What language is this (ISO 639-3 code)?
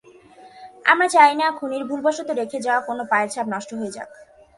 ben